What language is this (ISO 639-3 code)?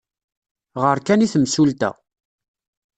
kab